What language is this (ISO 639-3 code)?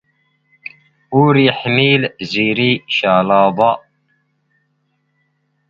zgh